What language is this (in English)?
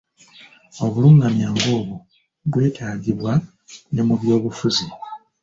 Ganda